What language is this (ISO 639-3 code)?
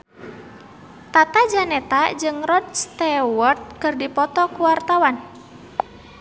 sun